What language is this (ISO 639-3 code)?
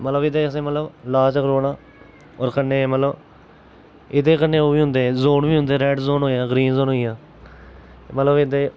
doi